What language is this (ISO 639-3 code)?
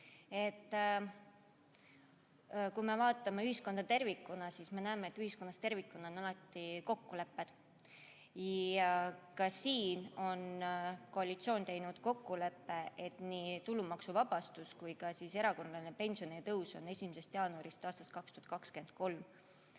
est